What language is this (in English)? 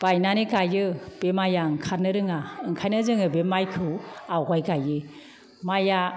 Bodo